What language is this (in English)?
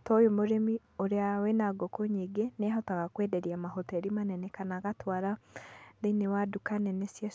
Kikuyu